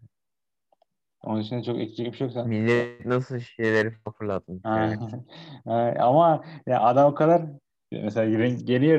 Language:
Turkish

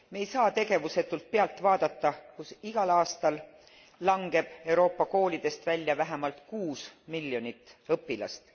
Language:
Estonian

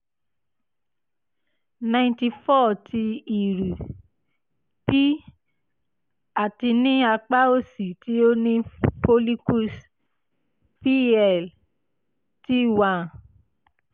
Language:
Yoruba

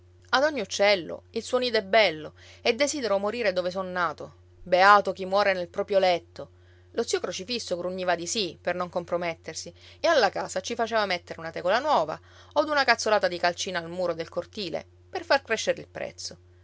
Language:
Italian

